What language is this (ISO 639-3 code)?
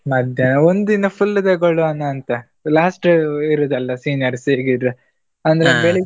kan